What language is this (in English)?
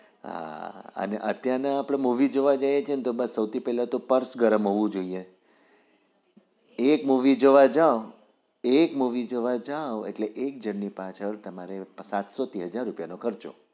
Gujarati